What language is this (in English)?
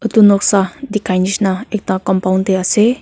Naga Pidgin